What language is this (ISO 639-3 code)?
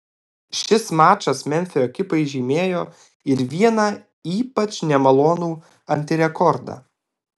lit